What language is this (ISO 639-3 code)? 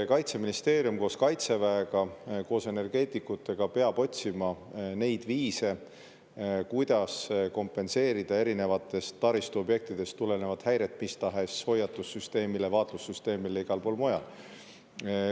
est